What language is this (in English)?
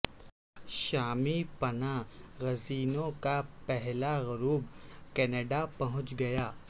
Urdu